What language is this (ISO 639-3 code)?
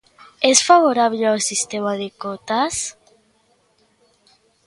glg